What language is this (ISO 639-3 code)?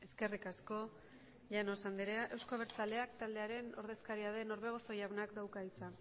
eus